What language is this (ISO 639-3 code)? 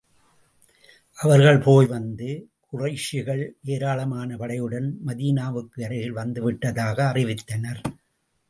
tam